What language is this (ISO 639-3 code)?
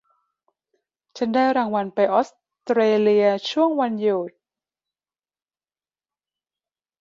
tha